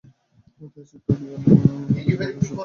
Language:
Bangla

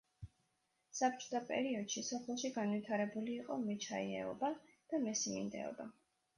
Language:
Georgian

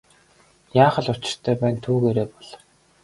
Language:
Mongolian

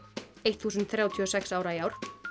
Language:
Icelandic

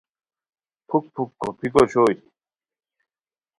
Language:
Khowar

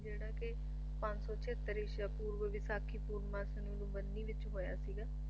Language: Punjabi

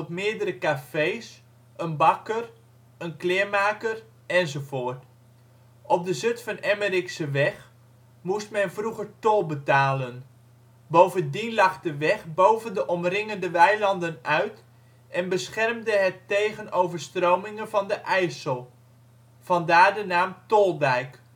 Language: Dutch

